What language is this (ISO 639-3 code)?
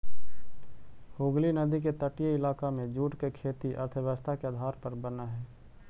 mag